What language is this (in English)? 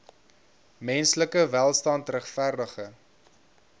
Afrikaans